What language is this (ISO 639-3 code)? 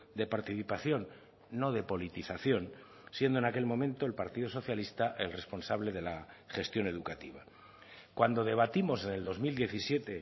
spa